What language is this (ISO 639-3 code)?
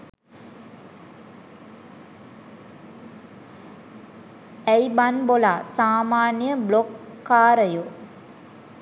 sin